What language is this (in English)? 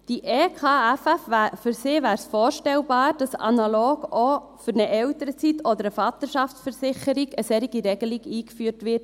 Swiss German